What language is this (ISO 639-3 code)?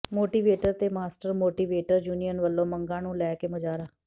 pan